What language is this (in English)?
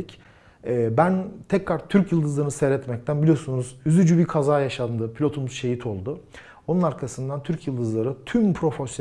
Turkish